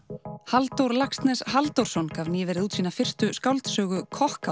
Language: Icelandic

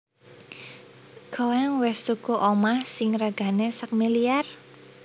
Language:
Javanese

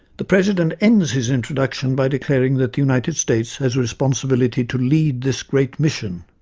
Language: English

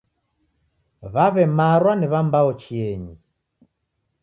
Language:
Taita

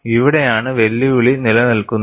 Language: Malayalam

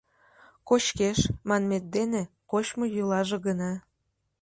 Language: Mari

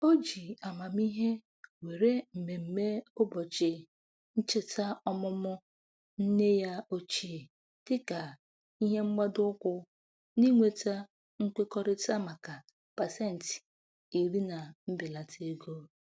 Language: Igbo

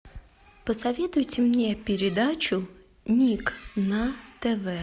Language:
Russian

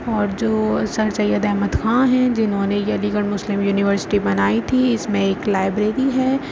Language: Urdu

